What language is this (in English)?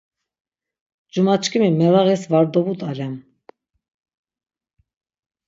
Laz